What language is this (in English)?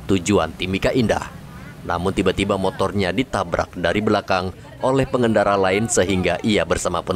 Indonesian